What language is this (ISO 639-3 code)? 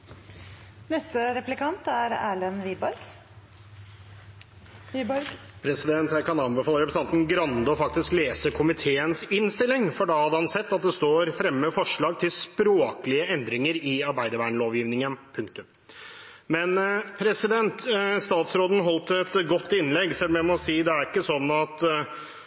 nob